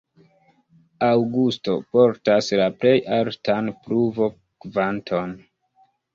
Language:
Esperanto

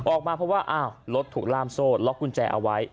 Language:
Thai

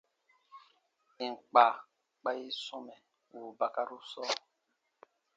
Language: Baatonum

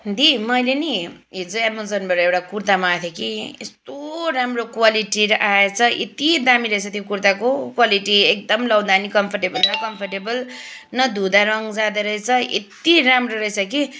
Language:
Nepali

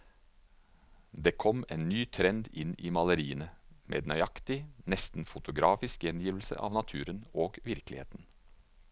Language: Norwegian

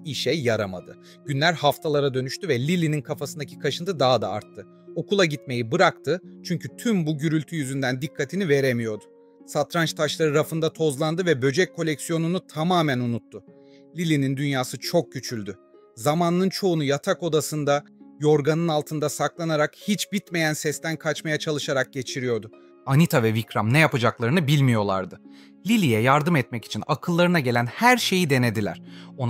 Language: Turkish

